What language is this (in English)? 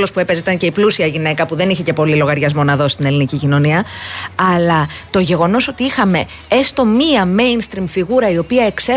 Greek